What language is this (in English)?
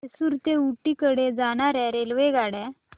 Marathi